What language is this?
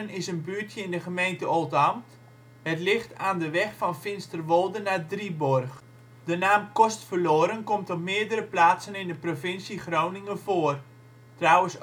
Dutch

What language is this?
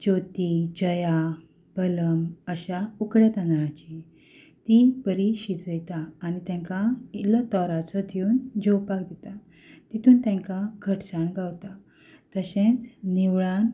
Konkani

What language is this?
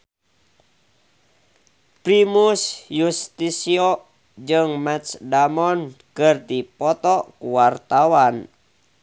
Sundanese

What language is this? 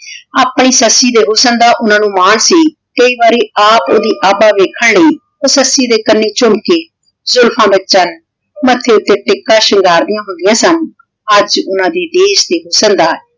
Punjabi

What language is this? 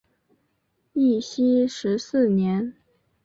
Chinese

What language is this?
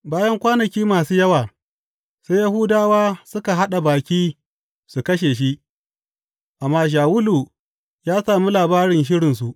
Hausa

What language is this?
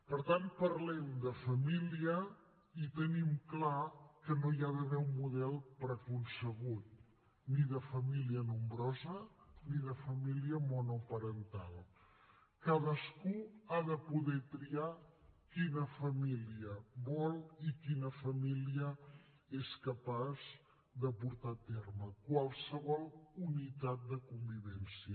Catalan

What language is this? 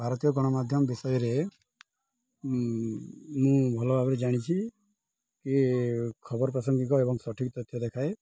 Odia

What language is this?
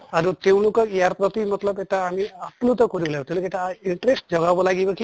Assamese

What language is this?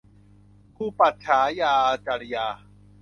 Thai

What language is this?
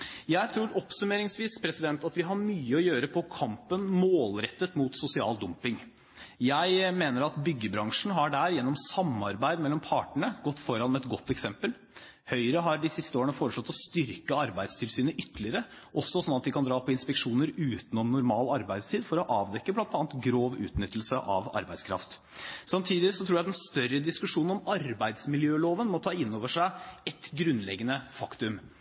Norwegian Bokmål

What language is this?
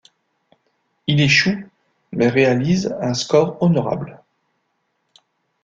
French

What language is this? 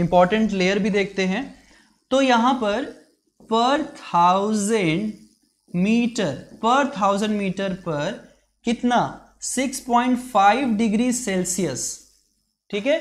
Hindi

